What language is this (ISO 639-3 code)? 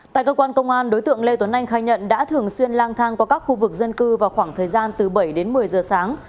vie